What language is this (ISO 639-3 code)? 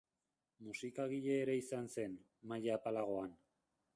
eus